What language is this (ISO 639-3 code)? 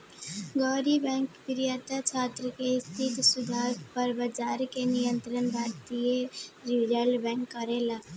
bho